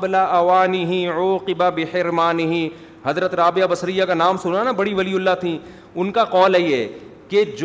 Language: Urdu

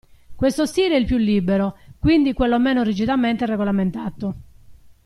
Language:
Italian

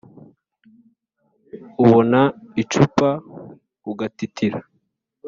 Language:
Kinyarwanda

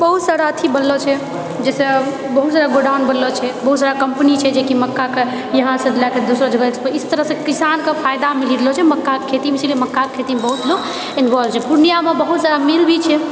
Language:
Maithili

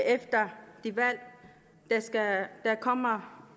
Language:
Danish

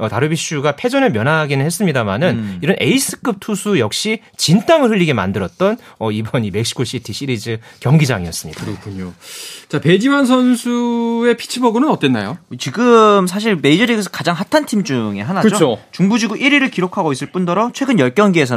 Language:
Korean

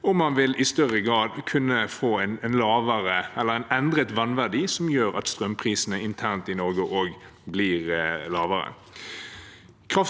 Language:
Norwegian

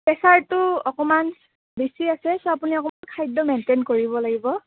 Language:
Assamese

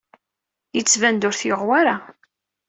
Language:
Kabyle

